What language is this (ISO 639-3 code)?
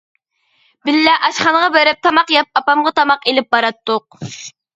uig